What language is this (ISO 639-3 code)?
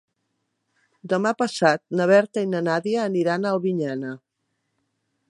cat